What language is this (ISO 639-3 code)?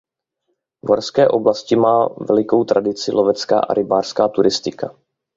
ces